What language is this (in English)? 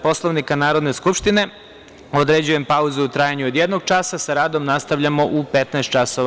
Serbian